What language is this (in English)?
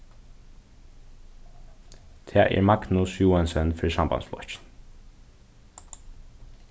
Faroese